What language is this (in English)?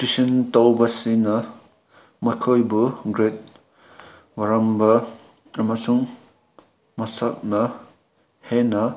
Manipuri